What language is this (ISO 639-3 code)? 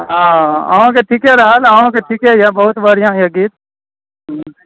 mai